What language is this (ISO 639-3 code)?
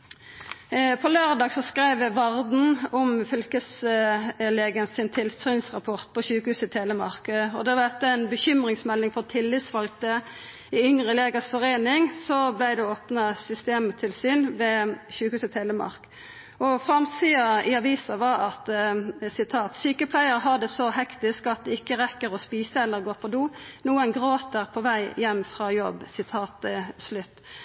nno